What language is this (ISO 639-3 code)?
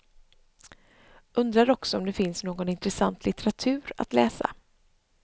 swe